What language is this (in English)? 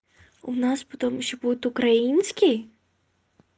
Russian